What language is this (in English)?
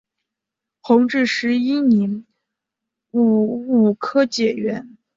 Chinese